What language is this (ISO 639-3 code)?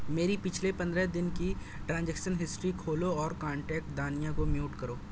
urd